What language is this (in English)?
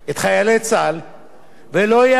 Hebrew